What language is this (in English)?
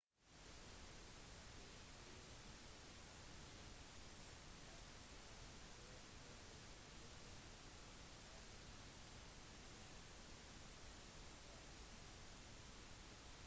Norwegian Bokmål